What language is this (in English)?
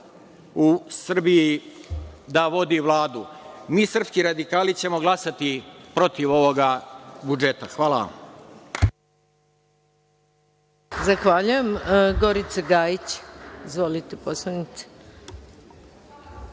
Serbian